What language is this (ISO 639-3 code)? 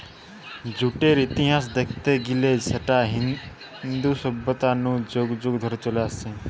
ben